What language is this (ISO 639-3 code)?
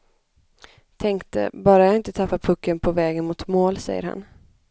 swe